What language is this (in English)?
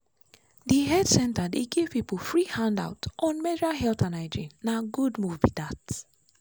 Nigerian Pidgin